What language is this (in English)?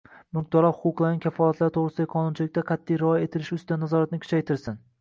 Uzbek